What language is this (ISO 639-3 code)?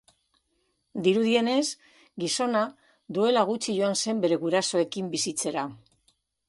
eus